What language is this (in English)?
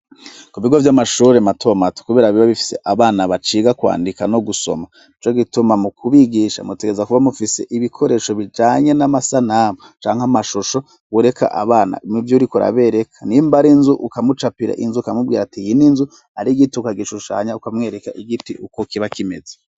Rundi